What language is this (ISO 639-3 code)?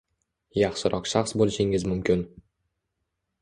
uzb